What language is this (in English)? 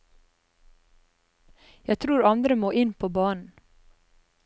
Norwegian